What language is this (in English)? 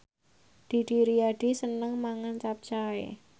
Javanese